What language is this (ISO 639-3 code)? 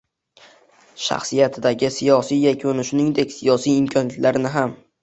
uzb